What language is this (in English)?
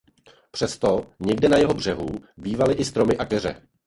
Czech